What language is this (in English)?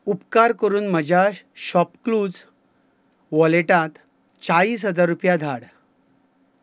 Konkani